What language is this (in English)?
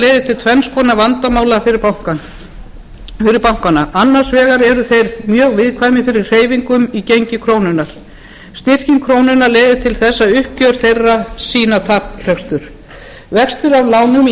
Icelandic